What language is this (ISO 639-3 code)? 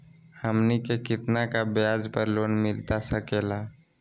mag